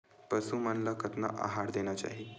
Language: Chhattisgarhi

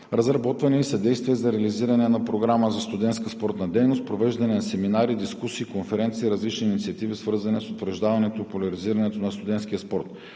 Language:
Bulgarian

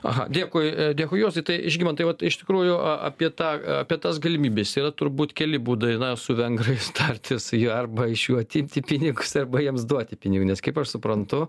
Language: Lithuanian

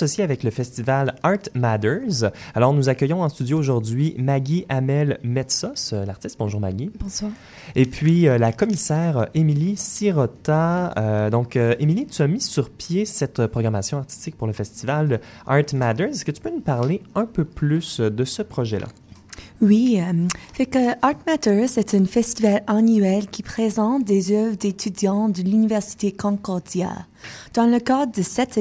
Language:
French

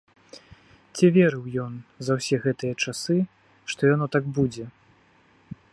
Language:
Belarusian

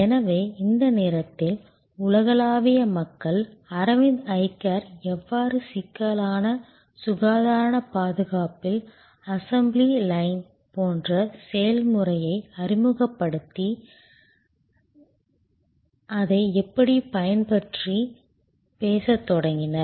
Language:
Tamil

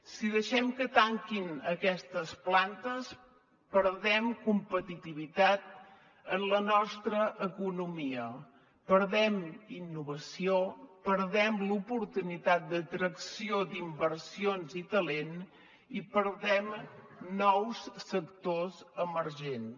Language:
Catalan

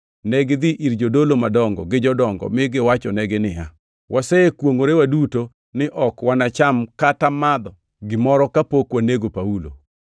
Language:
Luo (Kenya and Tanzania)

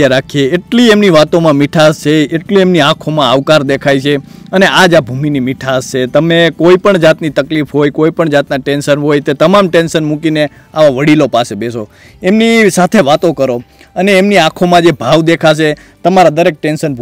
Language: Gujarati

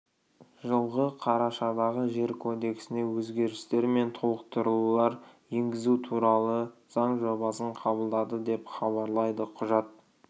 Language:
Kazakh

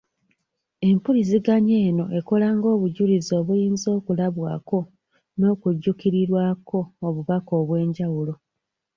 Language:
Ganda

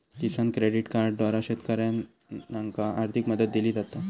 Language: Marathi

